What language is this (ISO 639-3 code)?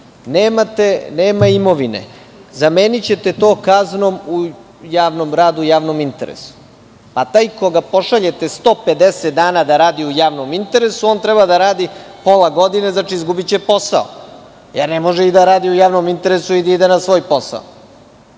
srp